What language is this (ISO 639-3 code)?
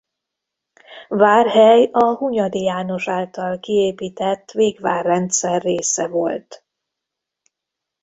hun